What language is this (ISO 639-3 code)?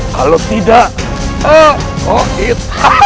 ind